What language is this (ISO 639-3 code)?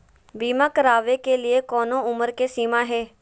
mag